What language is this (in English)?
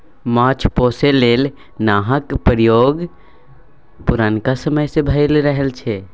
Maithili